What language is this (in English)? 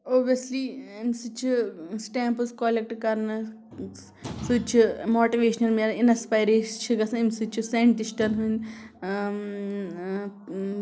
Kashmiri